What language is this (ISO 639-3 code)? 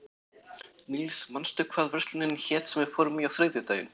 isl